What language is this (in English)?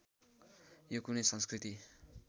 Nepali